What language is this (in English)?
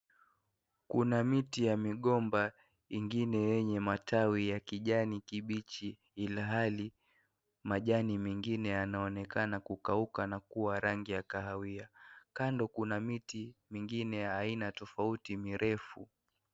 Swahili